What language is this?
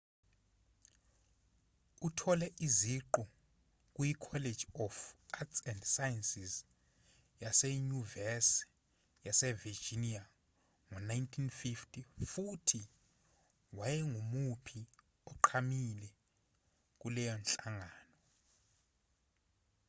Zulu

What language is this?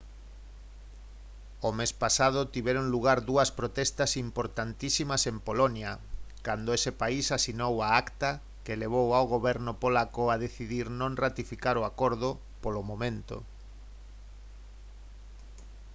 Galician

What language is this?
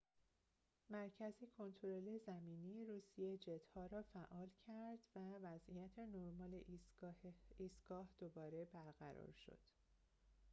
Persian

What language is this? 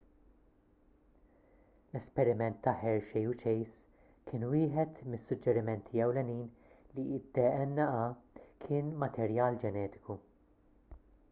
Maltese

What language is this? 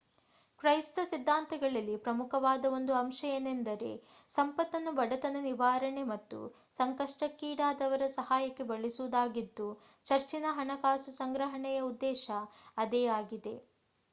Kannada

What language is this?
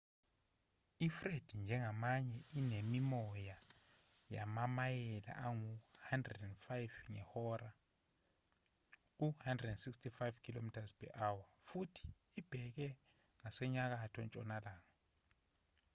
Zulu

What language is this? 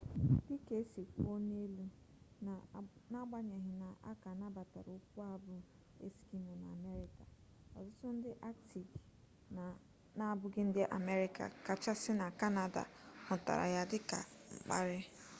Igbo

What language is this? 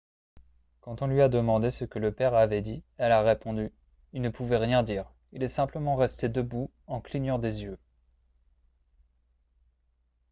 French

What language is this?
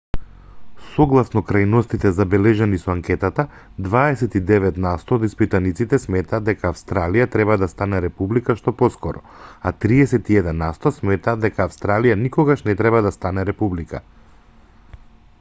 Macedonian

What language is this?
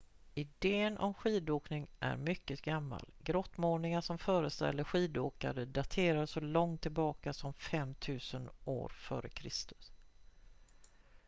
Swedish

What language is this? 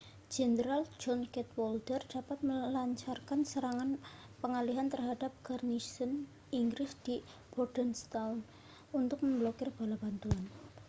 Indonesian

